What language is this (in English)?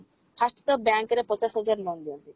Odia